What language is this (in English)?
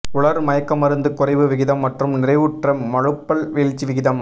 Tamil